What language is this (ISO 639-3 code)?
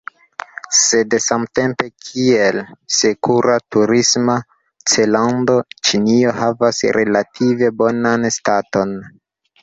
epo